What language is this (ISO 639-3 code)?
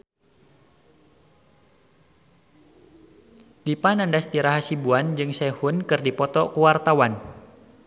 sun